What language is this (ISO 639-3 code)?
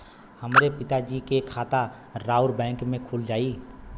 bho